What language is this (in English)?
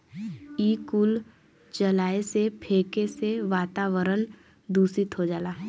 Bhojpuri